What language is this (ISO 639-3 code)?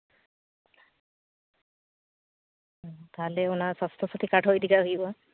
sat